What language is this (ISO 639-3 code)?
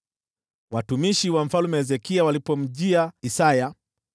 swa